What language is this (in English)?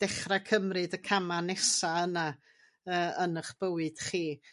Welsh